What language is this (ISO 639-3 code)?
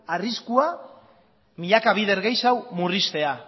eus